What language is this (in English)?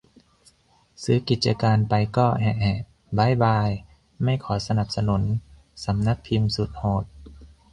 Thai